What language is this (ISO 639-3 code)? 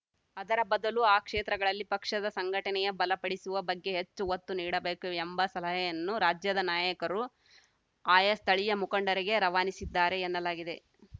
kan